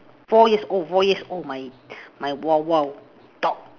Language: English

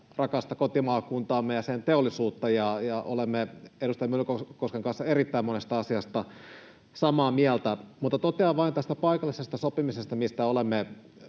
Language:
Finnish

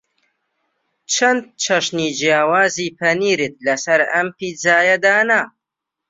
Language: Central Kurdish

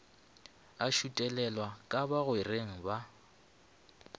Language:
Northern Sotho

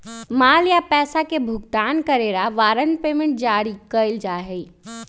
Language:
Magahi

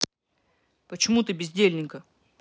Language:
Russian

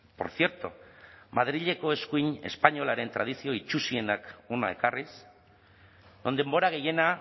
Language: Basque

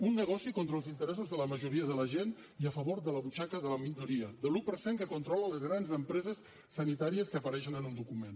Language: Catalan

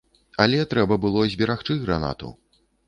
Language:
Belarusian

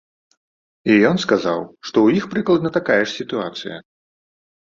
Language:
Belarusian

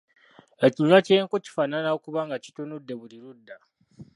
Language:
Ganda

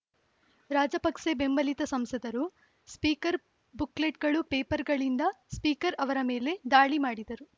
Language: Kannada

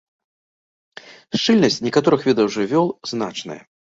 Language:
Belarusian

